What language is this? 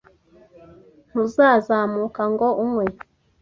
Kinyarwanda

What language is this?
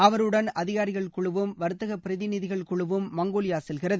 Tamil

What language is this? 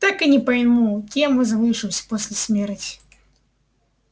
Russian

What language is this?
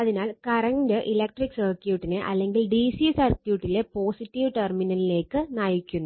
Malayalam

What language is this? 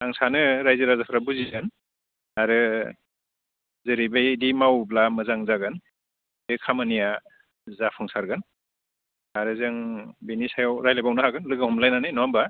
Bodo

